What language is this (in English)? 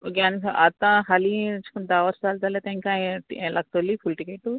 Konkani